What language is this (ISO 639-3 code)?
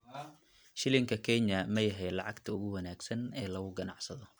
som